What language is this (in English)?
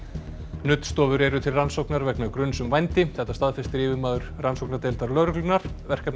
Icelandic